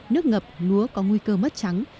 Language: Vietnamese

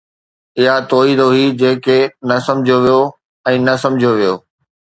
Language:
Sindhi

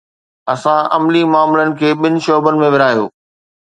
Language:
Sindhi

